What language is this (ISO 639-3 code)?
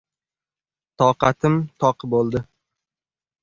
uzb